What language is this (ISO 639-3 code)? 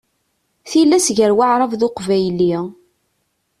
kab